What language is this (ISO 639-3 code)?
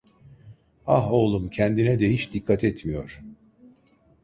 tur